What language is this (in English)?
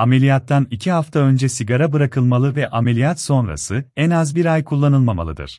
Turkish